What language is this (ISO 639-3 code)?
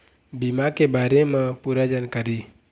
hne